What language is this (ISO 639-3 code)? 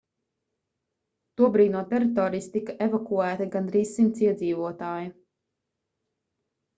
lav